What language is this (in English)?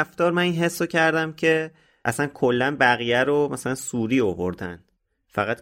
Persian